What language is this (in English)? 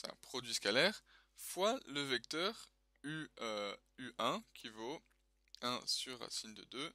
French